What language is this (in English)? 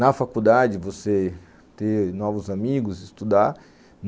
Portuguese